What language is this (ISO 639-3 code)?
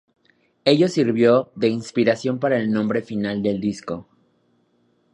spa